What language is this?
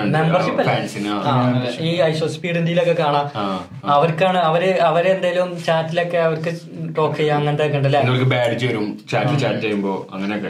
Malayalam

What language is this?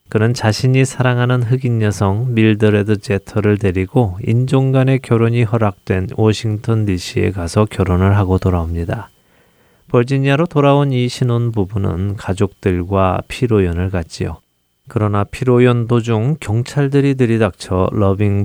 Korean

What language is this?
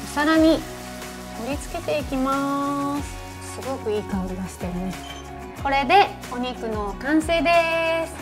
Japanese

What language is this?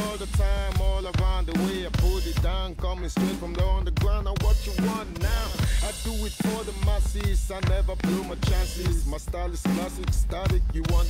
English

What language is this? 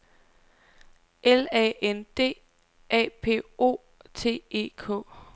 Danish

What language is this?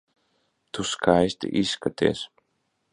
Latvian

